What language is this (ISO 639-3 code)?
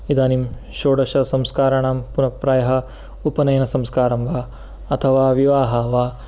san